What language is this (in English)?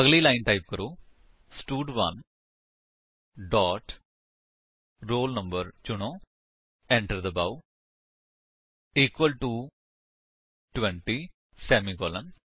Punjabi